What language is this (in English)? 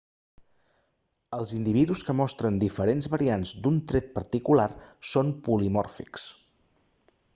Catalan